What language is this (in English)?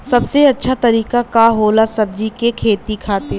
Bhojpuri